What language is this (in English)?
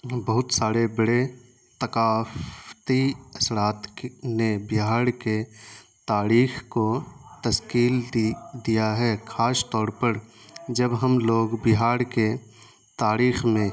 Urdu